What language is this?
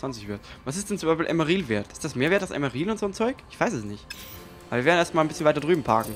German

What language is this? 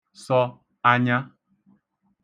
Igbo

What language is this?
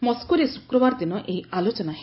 Odia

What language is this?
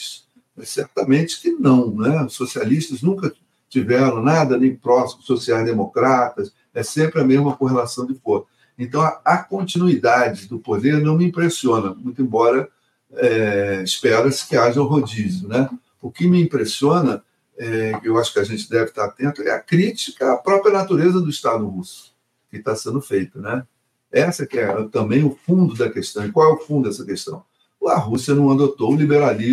Portuguese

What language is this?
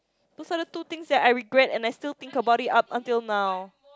English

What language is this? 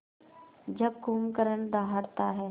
Hindi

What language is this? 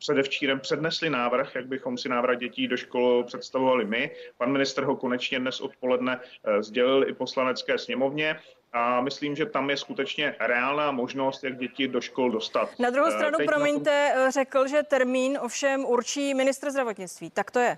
Czech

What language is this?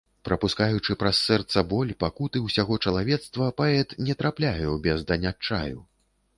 Belarusian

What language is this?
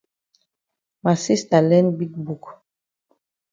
Cameroon Pidgin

